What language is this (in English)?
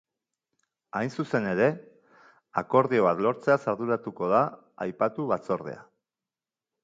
Basque